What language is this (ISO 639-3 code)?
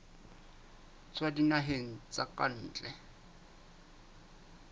sot